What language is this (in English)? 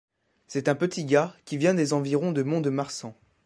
French